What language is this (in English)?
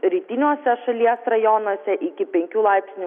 Lithuanian